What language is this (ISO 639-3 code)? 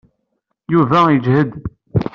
kab